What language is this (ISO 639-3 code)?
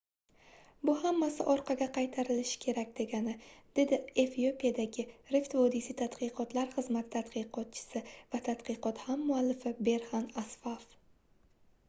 uzb